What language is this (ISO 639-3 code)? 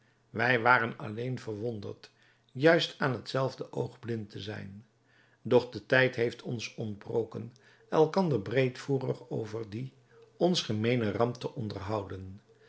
nld